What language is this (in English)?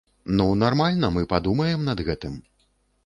Belarusian